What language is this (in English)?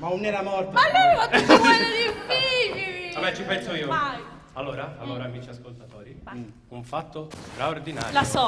Italian